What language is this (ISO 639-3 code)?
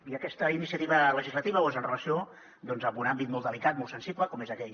cat